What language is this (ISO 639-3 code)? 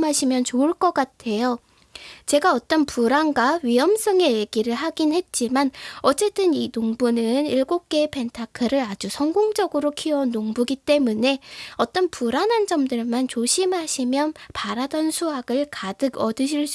kor